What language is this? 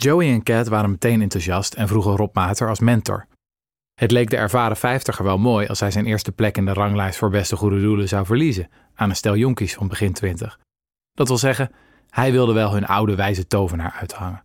Dutch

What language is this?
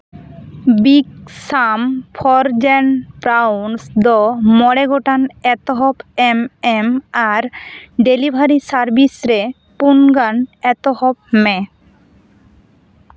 Santali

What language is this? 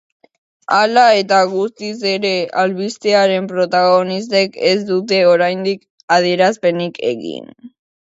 Basque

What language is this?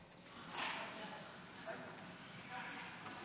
Hebrew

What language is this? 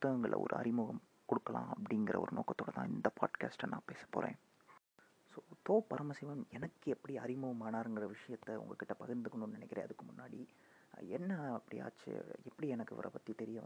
Tamil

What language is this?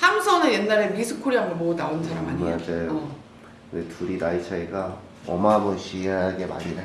Korean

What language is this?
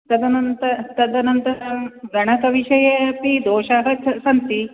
Sanskrit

